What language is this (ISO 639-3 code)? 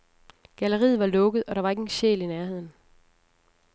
dan